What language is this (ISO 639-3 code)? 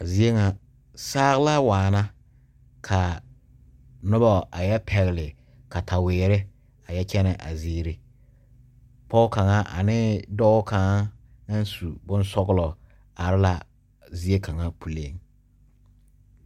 dga